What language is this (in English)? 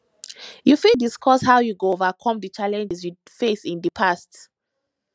Nigerian Pidgin